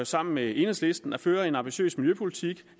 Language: Danish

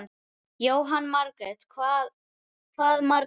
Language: Icelandic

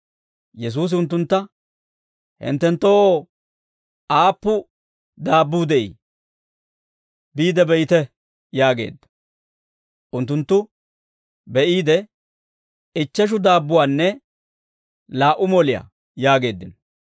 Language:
Dawro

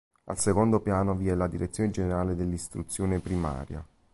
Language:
Italian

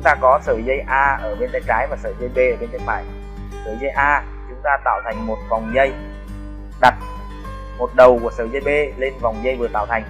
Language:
Vietnamese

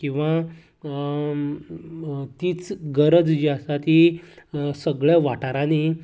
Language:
Konkani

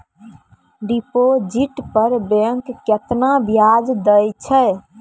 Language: Maithili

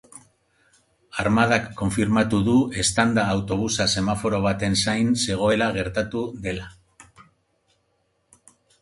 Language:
Basque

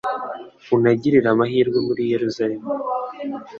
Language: Kinyarwanda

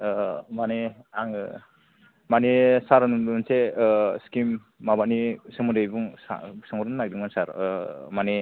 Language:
Bodo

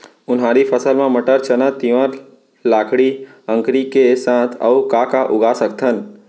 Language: Chhattisgarhi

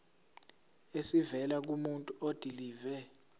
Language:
Zulu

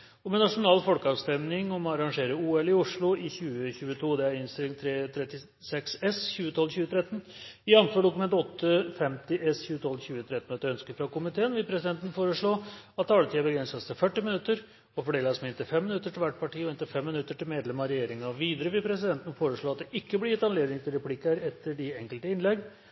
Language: Norwegian Bokmål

